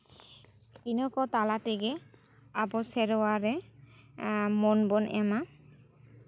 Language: Santali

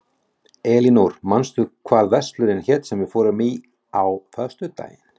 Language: Icelandic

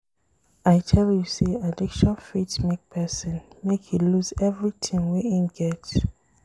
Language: Nigerian Pidgin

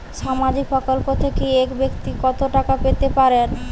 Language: Bangla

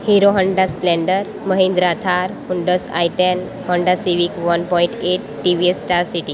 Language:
Gujarati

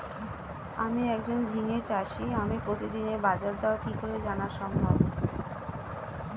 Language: Bangla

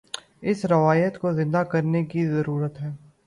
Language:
Urdu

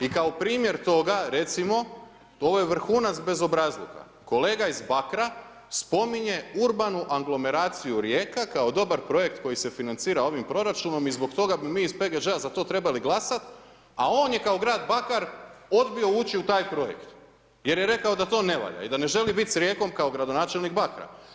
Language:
Croatian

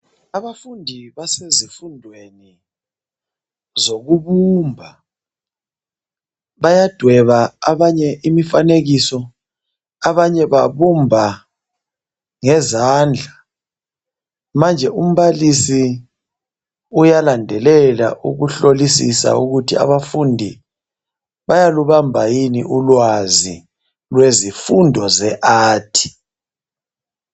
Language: North Ndebele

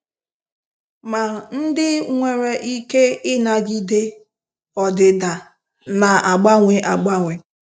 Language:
Igbo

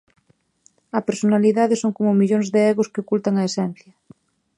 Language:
Galician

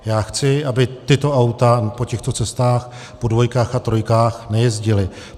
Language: Czech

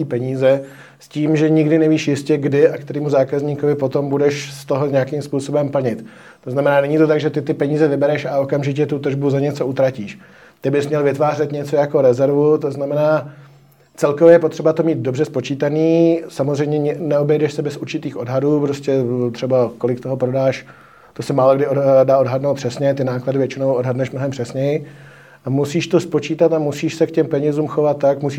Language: Czech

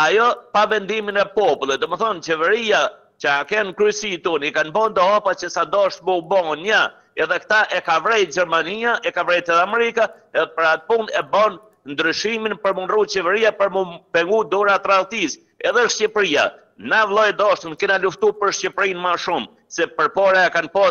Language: Romanian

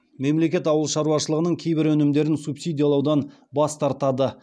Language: Kazakh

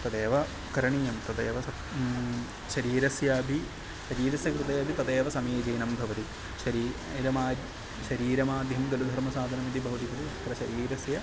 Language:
Sanskrit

